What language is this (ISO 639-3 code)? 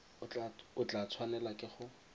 tsn